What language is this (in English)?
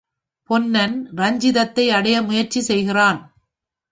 Tamil